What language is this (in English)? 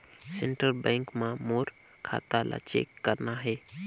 Chhattisgarhi